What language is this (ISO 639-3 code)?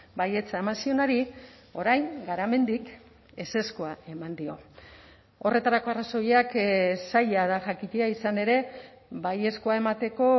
eus